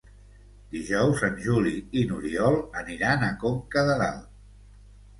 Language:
Catalan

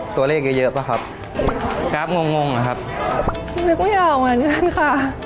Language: Thai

